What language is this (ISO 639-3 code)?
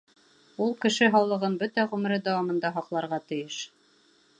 bak